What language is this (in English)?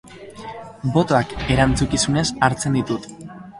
Basque